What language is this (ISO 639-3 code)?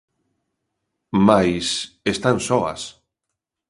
glg